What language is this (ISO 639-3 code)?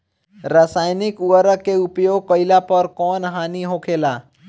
bho